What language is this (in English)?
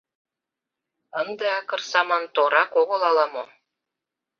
Mari